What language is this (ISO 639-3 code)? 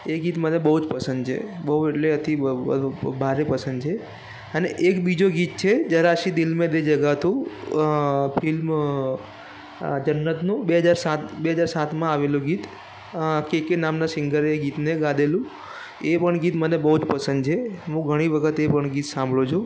guj